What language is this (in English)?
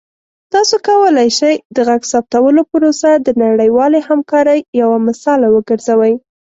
Pashto